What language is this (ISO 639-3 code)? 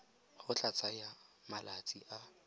tsn